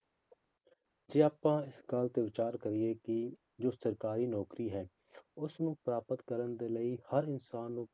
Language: Punjabi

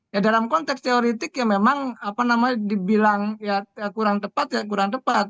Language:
Indonesian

